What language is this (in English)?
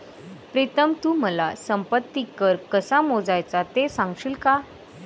Marathi